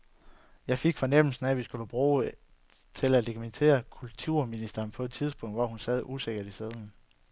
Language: Danish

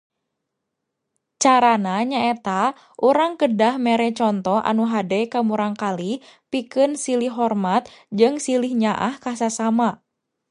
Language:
Sundanese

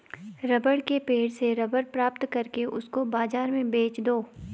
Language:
Hindi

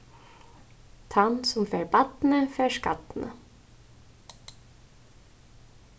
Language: Faroese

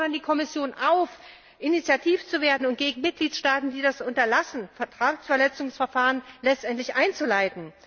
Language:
German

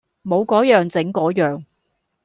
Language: Cantonese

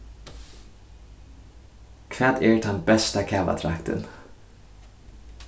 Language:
Faroese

